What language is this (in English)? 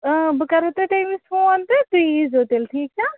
Kashmiri